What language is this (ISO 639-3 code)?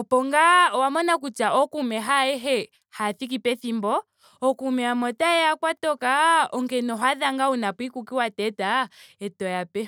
ndo